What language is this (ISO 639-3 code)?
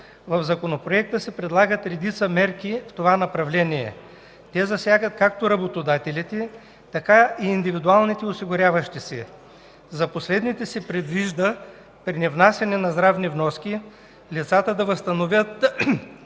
bul